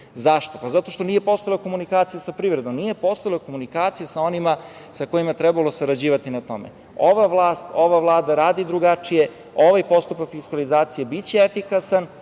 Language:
Serbian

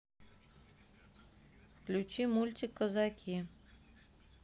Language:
Russian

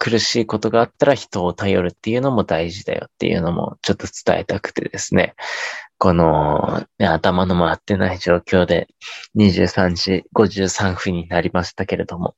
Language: Japanese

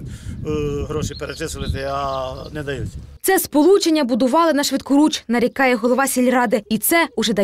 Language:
Ukrainian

